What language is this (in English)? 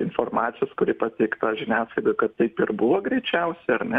Lithuanian